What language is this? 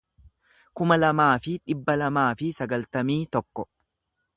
Oromo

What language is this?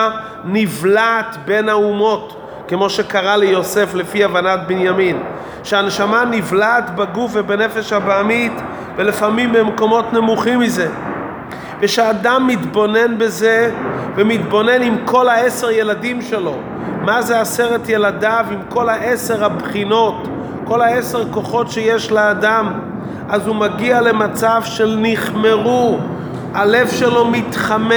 Hebrew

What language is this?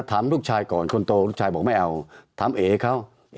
Thai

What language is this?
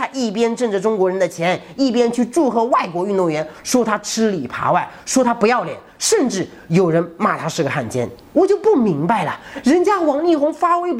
Chinese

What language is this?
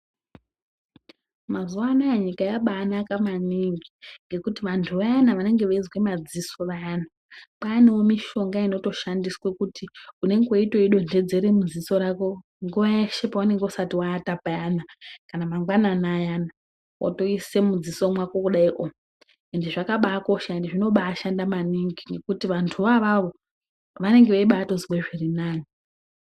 Ndau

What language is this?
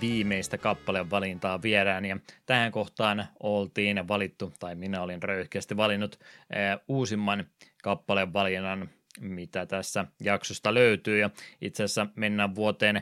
Finnish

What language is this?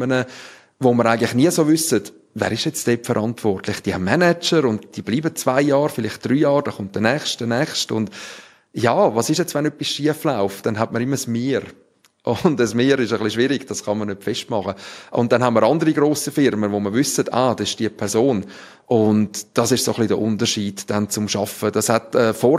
German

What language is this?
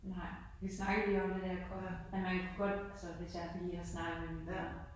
Danish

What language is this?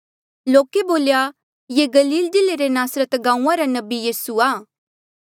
Mandeali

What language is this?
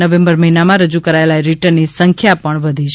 Gujarati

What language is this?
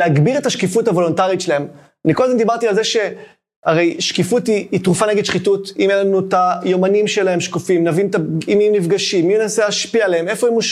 Hebrew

